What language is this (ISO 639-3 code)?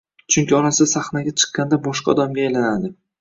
uzb